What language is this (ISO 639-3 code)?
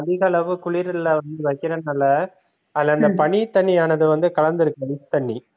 tam